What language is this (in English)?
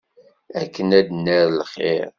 Kabyle